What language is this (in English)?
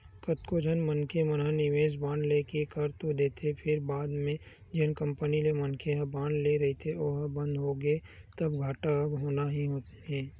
Chhattisgarhi